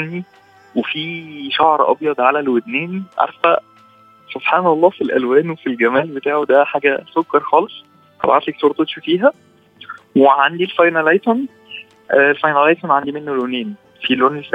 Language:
Arabic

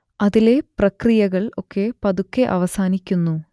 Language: Malayalam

